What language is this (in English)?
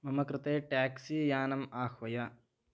Sanskrit